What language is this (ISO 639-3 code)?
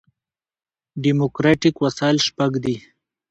pus